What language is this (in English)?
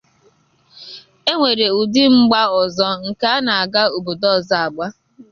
Igbo